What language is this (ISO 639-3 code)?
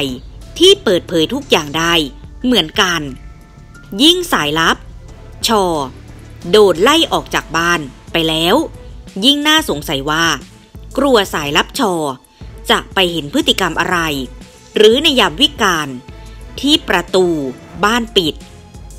tha